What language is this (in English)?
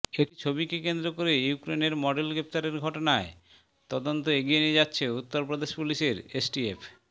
Bangla